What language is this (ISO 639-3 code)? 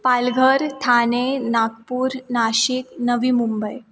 mar